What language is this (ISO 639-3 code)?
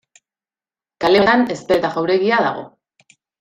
eus